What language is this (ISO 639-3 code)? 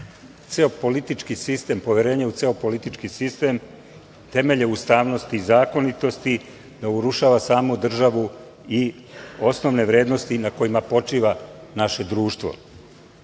srp